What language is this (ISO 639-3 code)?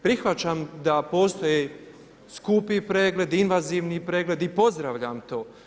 hrv